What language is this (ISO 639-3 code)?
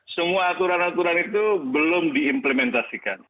ind